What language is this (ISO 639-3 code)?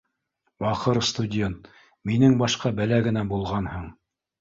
bak